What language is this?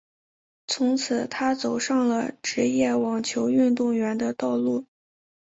Chinese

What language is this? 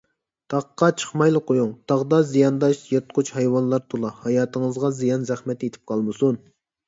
Uyghur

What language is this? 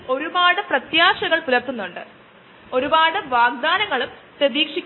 Malayalam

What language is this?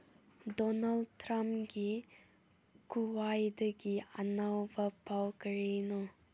Manipuri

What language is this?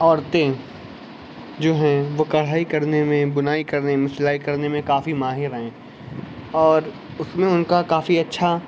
Urdu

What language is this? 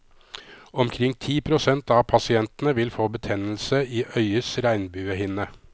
Norwegian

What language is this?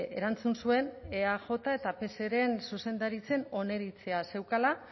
Basque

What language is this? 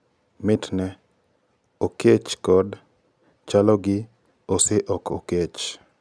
Luo (Kenya and Tanzania)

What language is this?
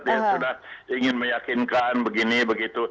Indonesian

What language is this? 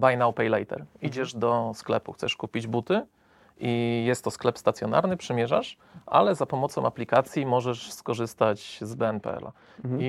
Polish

